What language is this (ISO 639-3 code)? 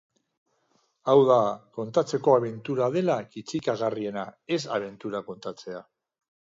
eus